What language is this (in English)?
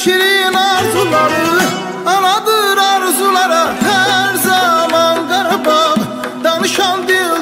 Arabic